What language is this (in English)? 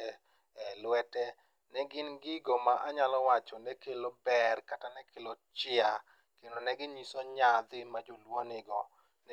Luo (Kenya and Tanzania)